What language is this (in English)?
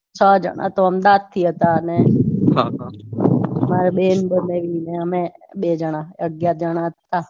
Gujarati